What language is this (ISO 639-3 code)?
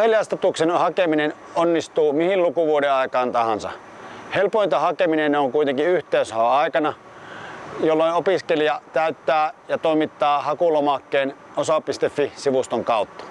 fin